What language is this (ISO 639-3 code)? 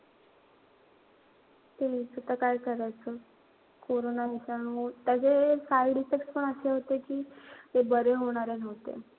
mar